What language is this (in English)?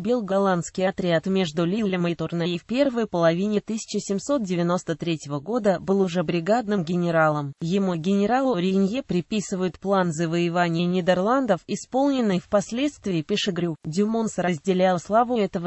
Russian